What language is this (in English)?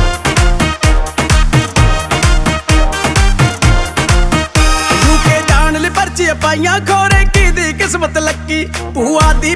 Arabic